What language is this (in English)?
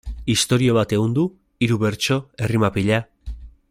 Basque